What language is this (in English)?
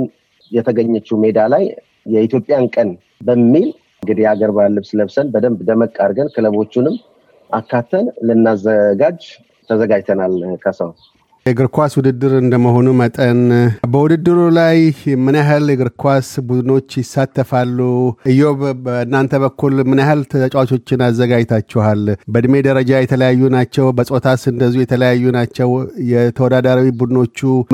Amharic